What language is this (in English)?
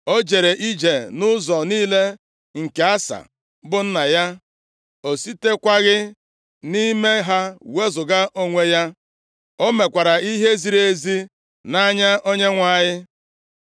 Igbo